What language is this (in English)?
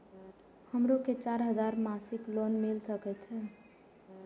Maithili